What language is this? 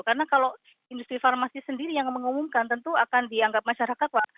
Indonesian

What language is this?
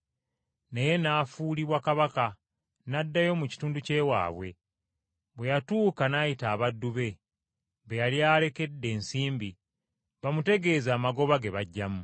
Ganda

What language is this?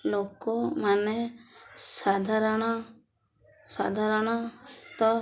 Odia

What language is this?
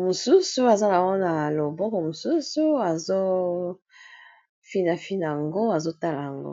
Lingala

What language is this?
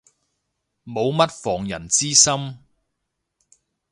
Cantonese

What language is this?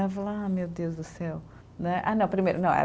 Portuguese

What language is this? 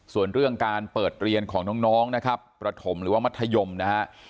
Thai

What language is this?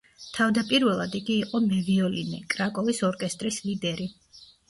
Georgian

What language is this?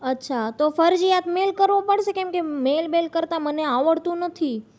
Gujarati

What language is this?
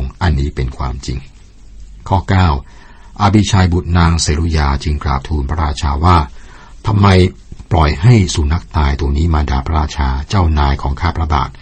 Thai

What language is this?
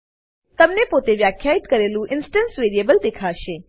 Gujarati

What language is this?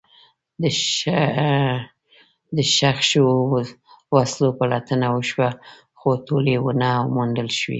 Pashto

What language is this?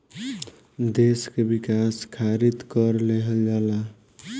Bhojpuri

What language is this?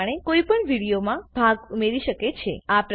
Gujarati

